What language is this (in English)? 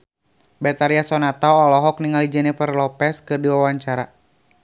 Sundanese